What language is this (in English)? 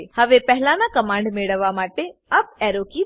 Gujarati